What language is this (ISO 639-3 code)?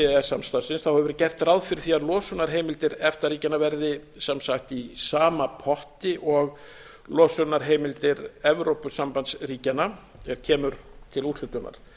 isl